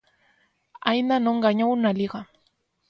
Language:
Galician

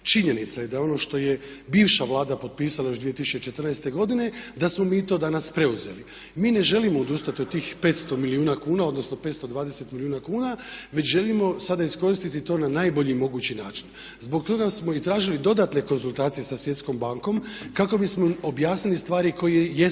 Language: Croatian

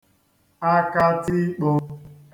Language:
Igbo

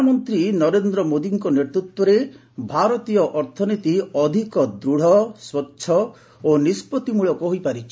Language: Odia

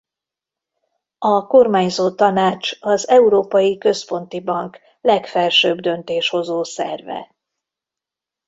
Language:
Hungarian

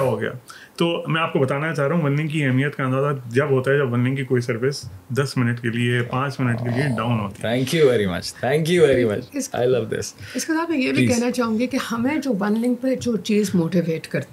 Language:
Urdu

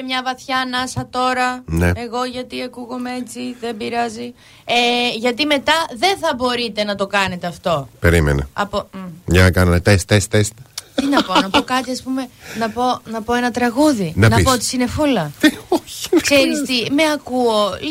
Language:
Greek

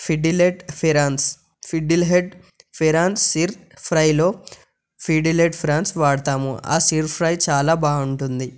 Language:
Telugu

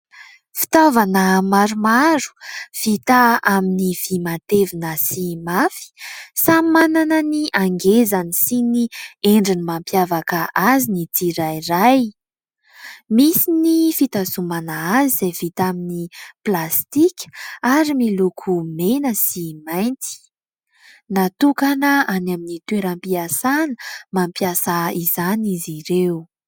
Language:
Malagasy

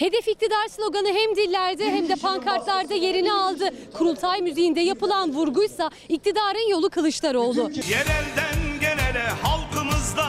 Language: Turkish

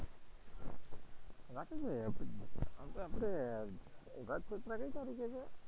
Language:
Gujarati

